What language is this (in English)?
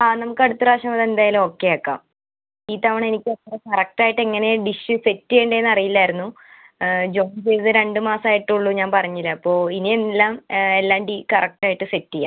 Malayalam